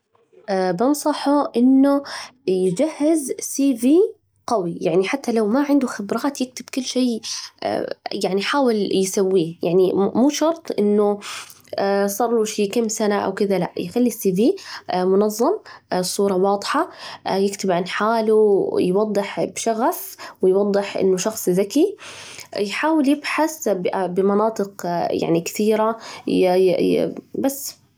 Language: Najdi Arabic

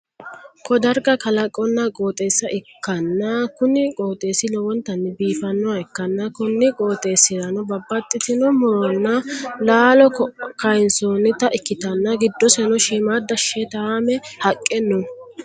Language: Sidamo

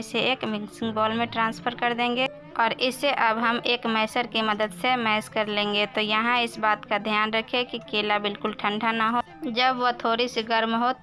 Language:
Hindi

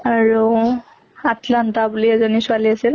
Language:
Assamese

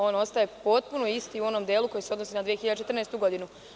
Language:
Serbian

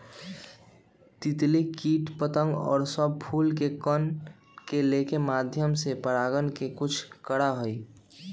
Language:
Magahi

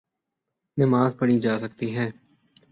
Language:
Urdu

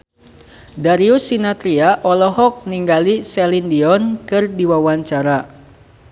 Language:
Sundanese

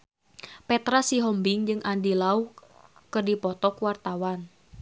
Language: Sundanese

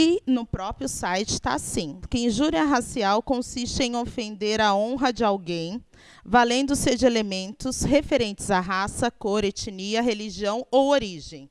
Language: Portuguese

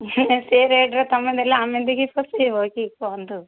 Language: Odia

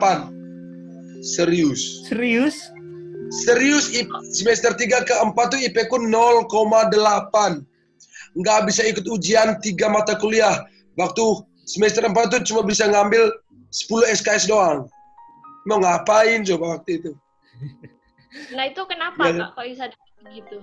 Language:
Indonesian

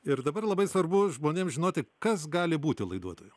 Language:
Lithuanian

